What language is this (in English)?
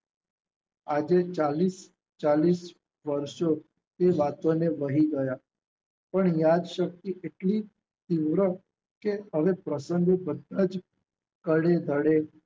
Gujarati